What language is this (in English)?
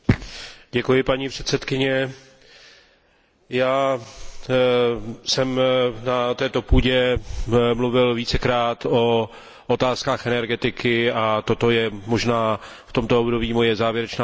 Czech